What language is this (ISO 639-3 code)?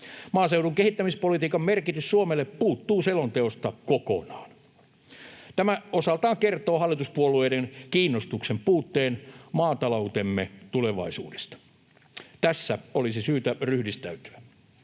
fin